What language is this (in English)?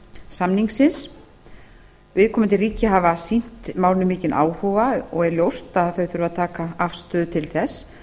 Icelandic